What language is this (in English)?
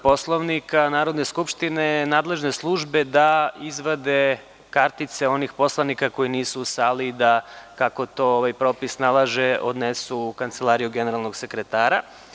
Serbian